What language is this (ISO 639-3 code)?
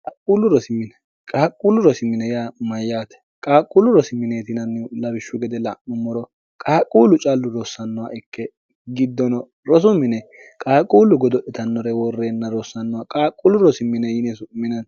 sid